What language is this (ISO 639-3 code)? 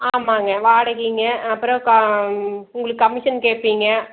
tam